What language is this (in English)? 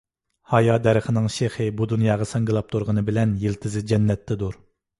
Uyghur